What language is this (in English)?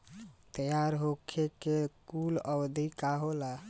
Bhojpuri